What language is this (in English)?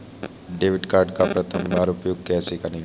Hindi